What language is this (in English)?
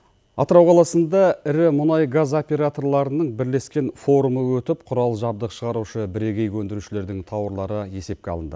Kazakh